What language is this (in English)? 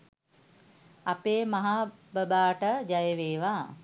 Sinhala